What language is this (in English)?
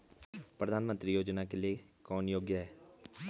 Hindi